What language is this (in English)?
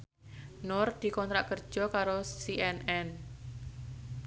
Javanese